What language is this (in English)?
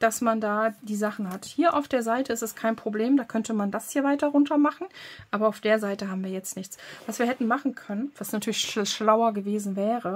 German